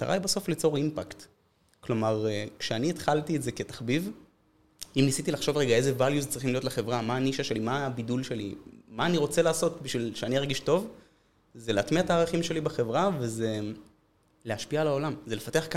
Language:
Hebrew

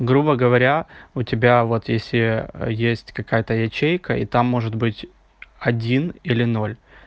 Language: Russian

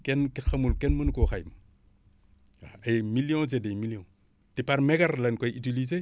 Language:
Wolof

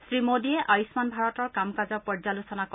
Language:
Assamese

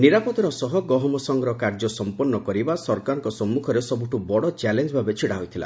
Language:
Odia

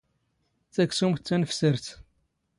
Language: Standard Moroccan Tamazight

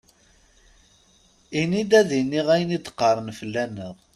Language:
Kabyle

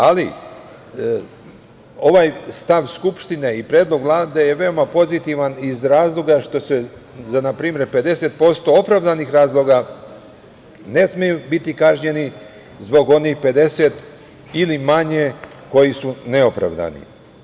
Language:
Serbian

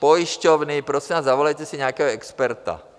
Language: Czech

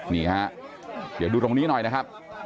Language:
Thai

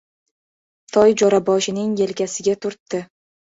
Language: Uzbek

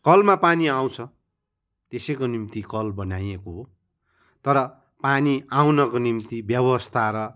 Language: Nepali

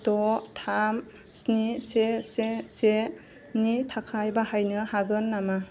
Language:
Bodo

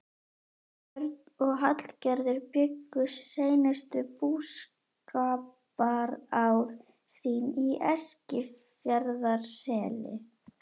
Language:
Icelandic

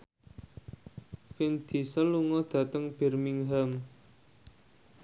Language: Javanese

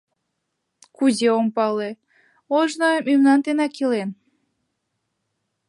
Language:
Mari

